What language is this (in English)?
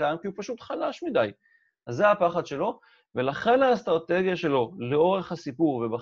Hebrew